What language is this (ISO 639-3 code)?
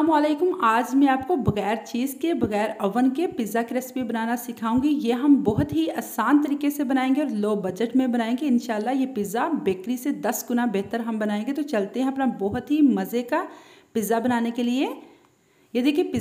hin